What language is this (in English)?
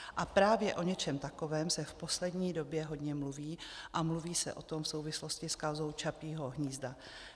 Czech